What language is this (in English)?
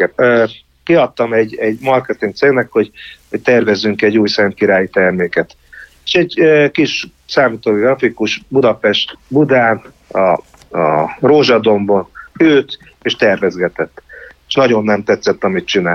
Hungarian